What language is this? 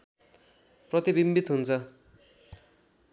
Nepali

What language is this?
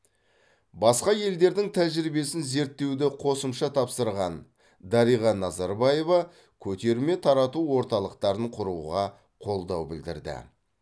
Kazakh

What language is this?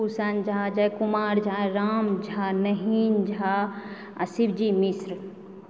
Maithili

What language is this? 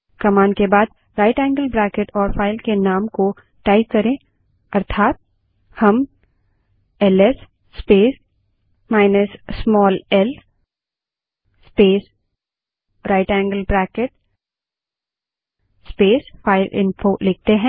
Hindi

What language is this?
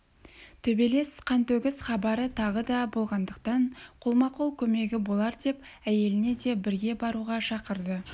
Kazakh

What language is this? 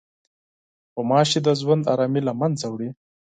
Pashto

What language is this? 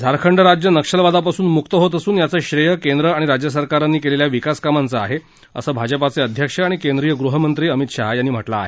Marathi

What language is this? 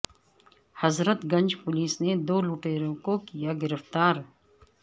Urdu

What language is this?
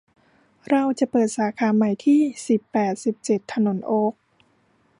Thai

